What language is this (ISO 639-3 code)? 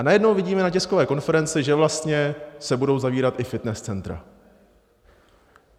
ces